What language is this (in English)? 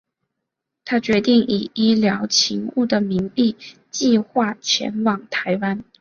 Chinese